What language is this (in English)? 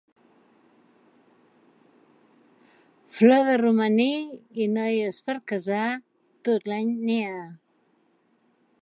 Catalan